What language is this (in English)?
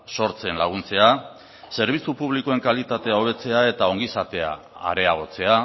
Basque